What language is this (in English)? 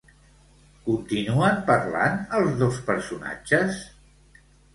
Catalan